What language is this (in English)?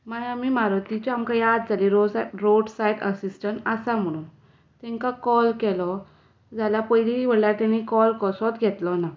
Konkani